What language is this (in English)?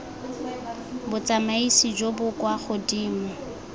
Tswana